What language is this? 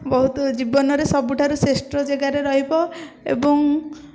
Odia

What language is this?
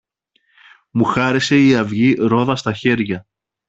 Greek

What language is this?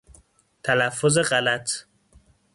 Persian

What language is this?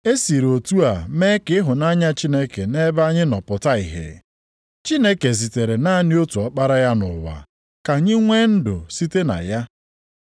Igbo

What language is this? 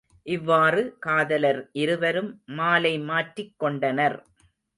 Tamil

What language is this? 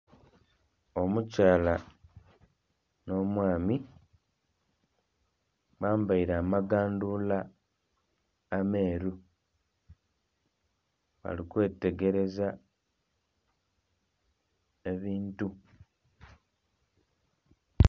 Soga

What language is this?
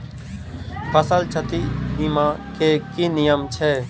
Maithili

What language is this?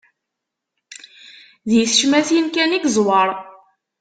Kabyle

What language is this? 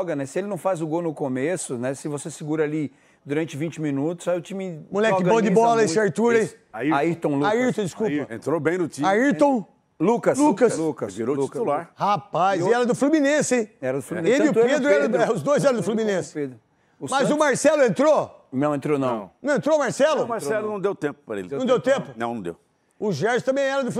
Portuguese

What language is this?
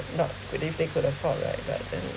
English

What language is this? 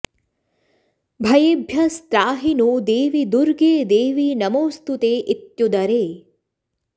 Sanskrit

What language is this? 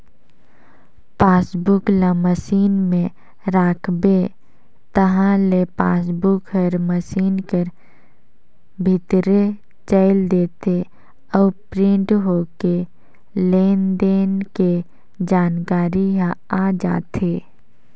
Chhattisgarhi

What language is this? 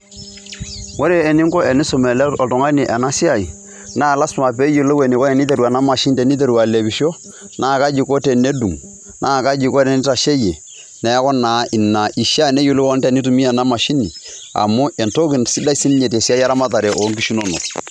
Masai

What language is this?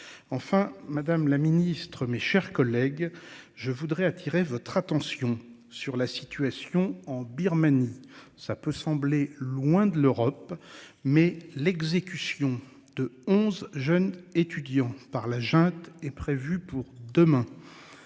French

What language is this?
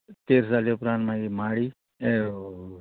Konkani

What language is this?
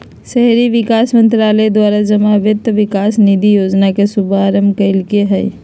Magahi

